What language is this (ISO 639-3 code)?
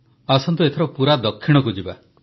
ori